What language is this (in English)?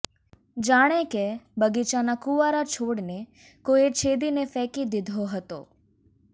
Gujarati